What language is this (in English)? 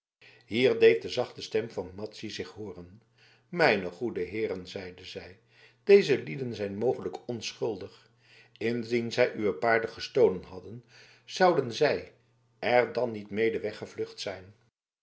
Dutch